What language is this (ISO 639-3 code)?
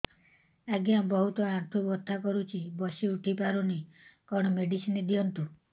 ori